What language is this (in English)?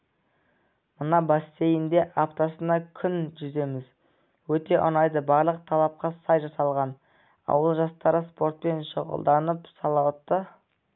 Kazakh